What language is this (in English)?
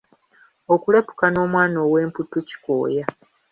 Ganda